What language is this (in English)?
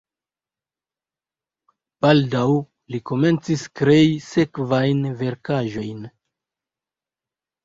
Esperanto